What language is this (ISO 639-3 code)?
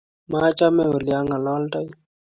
kln